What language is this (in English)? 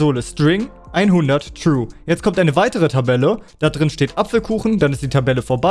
German